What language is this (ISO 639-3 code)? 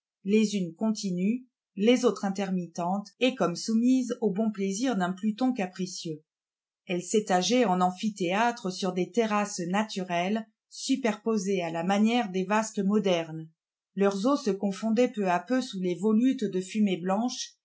fra